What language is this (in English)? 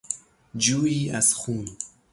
Persian